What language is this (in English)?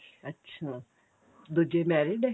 Punjabi